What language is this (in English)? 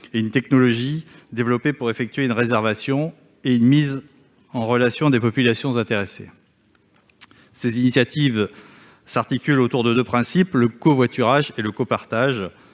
French